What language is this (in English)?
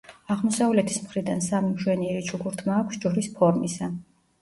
Georgian